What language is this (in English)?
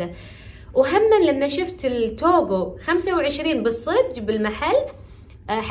Arabic